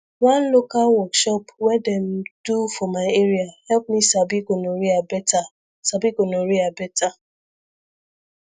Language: Nigerian Pidgin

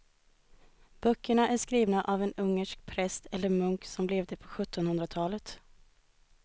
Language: Swedish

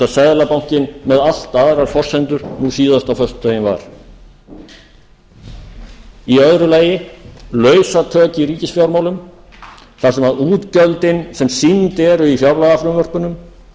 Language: Icelandic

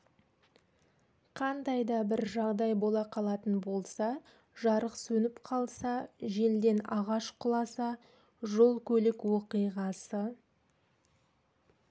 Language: Kazakh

